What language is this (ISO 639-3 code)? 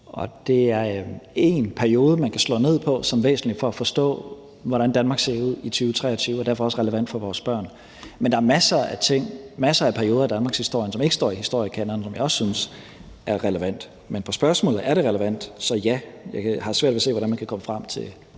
dan